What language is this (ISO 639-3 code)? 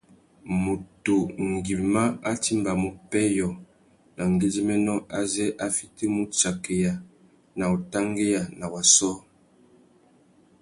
bag